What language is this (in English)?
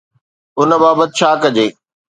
Sindhi